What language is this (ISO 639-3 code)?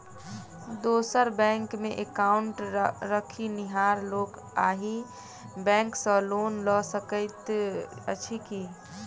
mai